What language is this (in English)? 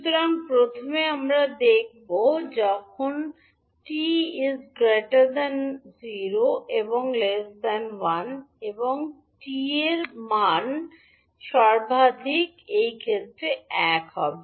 Bangla